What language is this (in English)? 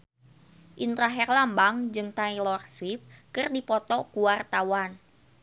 Sundanese